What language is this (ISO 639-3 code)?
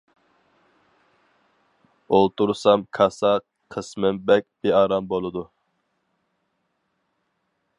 uig